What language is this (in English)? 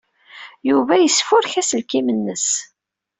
Kabyle